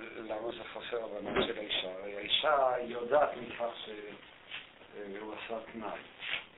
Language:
Hebrew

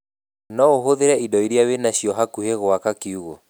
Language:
Kikuyu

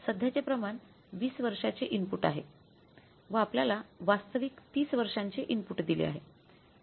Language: Marathi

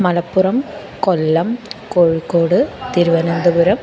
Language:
Sanskrit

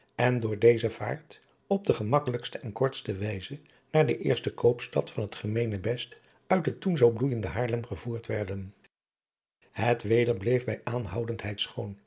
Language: Dutch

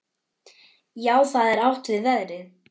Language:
Icelandic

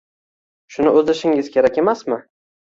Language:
Uzbek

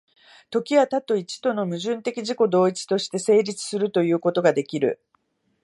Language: Japanese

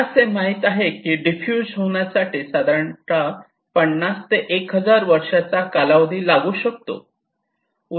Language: Marathi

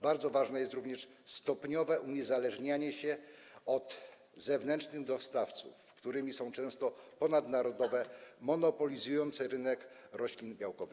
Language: Polish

